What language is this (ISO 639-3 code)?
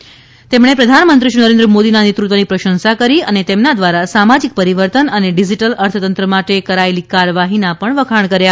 guj